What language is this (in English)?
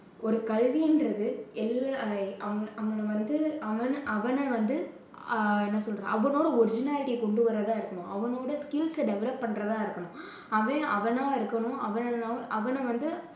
Tamil